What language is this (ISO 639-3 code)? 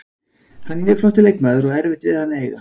isl